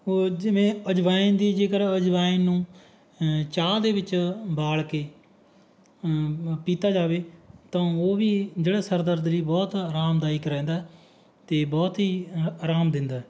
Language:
Punjabi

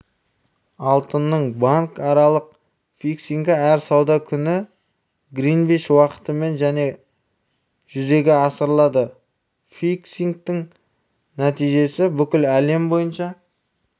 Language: Kazakh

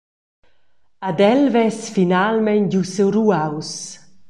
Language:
Romansh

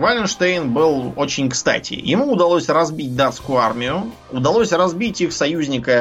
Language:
Russian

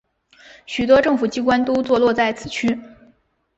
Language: Chinese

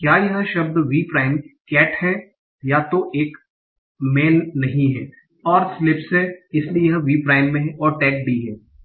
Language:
Hindi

